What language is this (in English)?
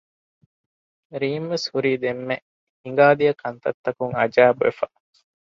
Divehi